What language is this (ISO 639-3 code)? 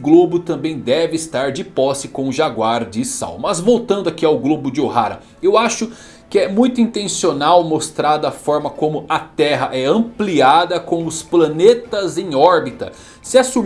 por